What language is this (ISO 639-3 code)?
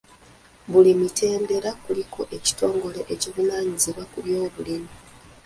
lug